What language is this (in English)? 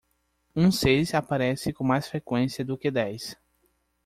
Portuguese